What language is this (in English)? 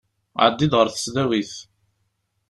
Kabyle